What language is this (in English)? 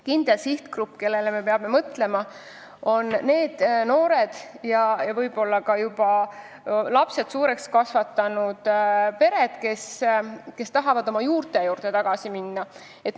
Estonian